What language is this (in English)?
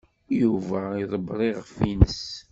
Kabyle